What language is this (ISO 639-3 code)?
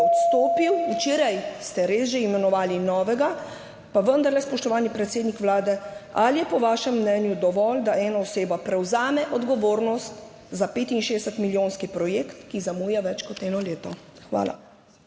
slv